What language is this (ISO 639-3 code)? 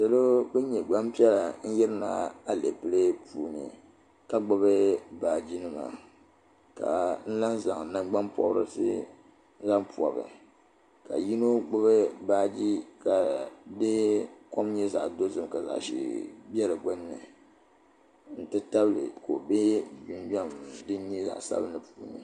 dag